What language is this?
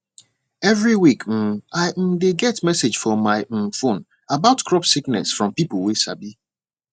Nigerian Pidgin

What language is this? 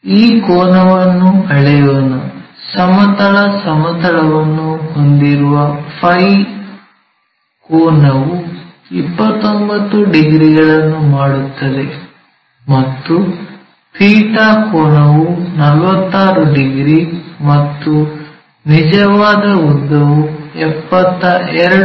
Kannada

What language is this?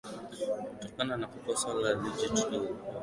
Swahili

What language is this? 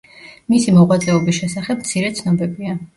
Georgian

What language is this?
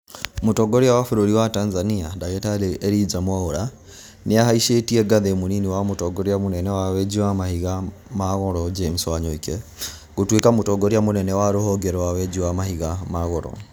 Kikuyu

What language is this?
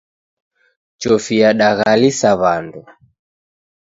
Taita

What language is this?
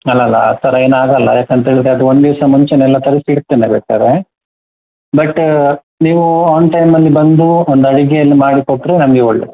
Kannada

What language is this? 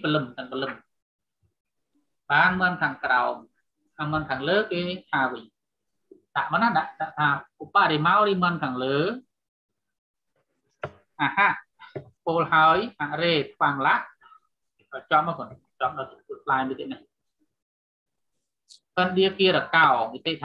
Indonesian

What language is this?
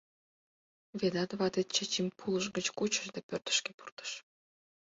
Mari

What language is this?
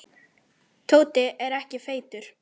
Icelandic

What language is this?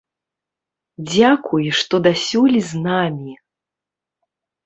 Belarusian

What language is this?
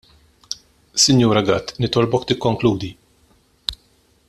Maltese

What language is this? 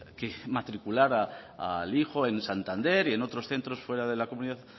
Spanish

